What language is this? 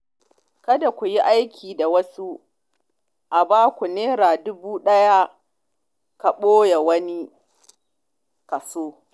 Hausa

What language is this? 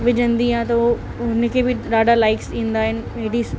Sindhi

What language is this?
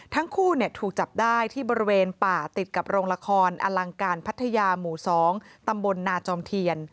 Thai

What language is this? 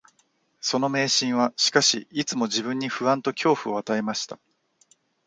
Japanese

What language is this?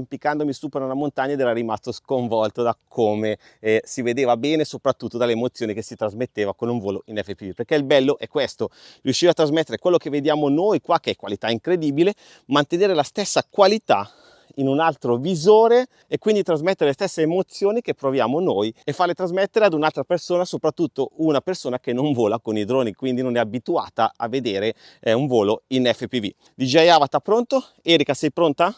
Italian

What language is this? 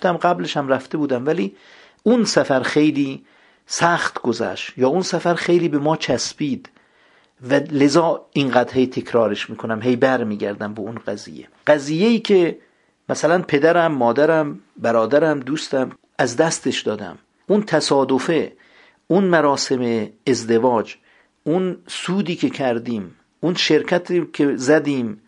Persian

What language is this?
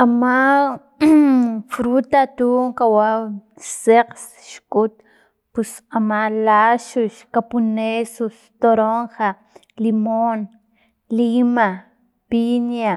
Filomena Mata-Coahuitlán Totonac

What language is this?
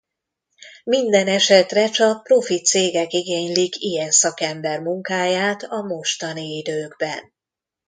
Hungarian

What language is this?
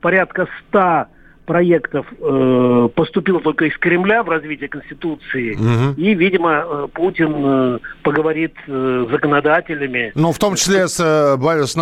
Russian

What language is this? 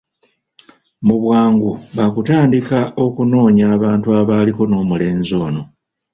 Ganda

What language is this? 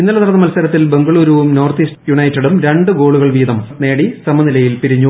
Malayalam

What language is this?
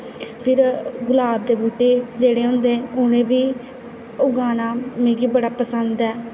Dogri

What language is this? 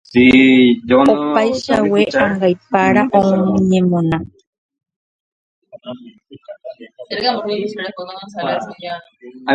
Guarani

